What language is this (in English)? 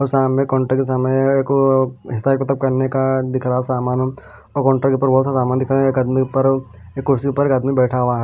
Hindi